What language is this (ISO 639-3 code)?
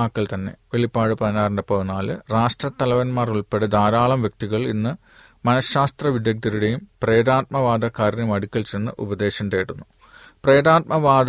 mal